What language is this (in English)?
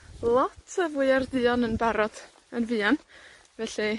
Welsh